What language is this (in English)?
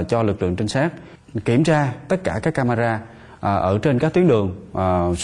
Vietnamese